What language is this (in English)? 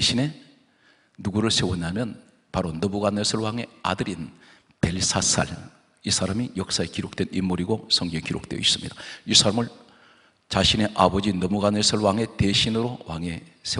Korean